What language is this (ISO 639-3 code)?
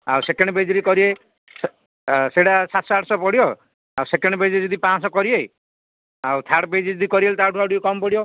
ori